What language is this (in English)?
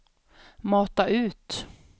Swedish